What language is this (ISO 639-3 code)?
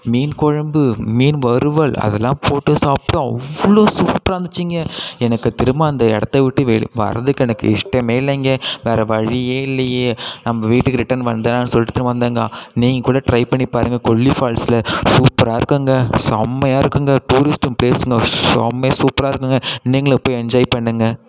tam